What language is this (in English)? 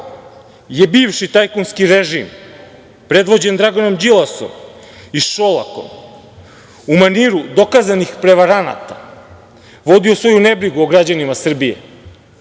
Serbian